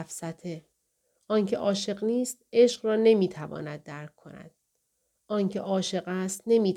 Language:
Persian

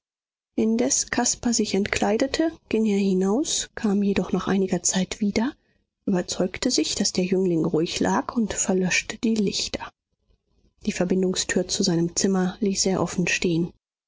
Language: German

